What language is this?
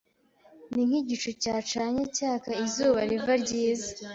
Kinyarwanda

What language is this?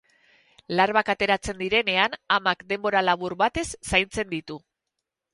Basque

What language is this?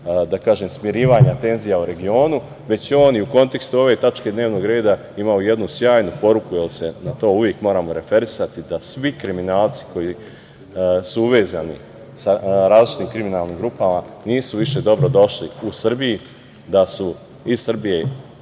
Serbian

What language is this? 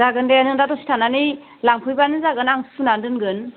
Bodo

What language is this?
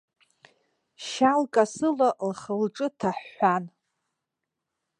Abkhazian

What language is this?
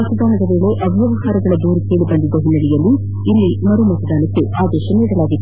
Kannada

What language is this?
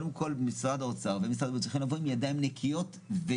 Hebrew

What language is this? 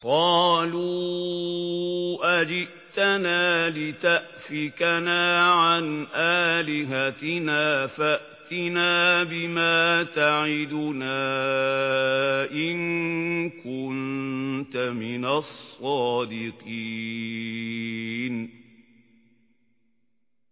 Arabic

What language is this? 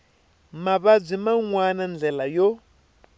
Tsonga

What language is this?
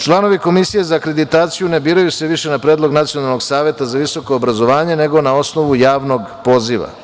Serbian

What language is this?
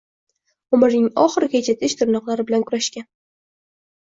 Uzbek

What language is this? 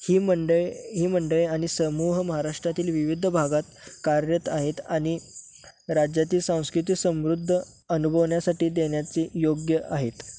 Marathi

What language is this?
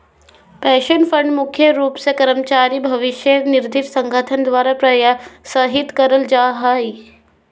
Magahi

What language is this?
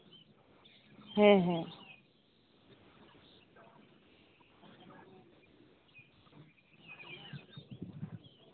Santali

